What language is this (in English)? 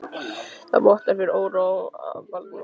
Icelandic